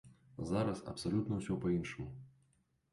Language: Belarusian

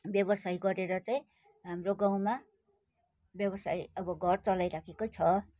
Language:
Nepali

